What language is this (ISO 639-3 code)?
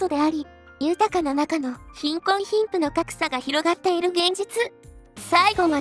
jpn